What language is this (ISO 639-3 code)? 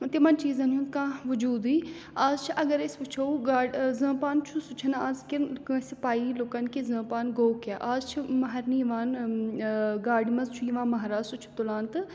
kas